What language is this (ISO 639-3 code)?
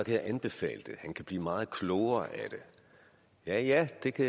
dan